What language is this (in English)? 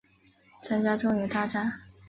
Chinese